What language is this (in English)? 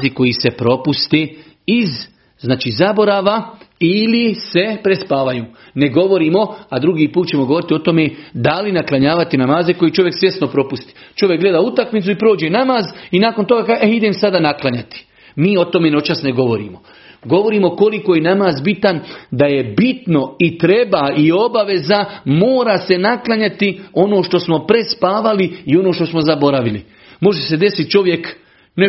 Croatian